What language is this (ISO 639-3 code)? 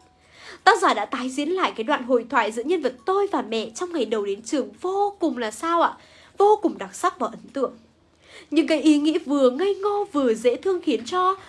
vie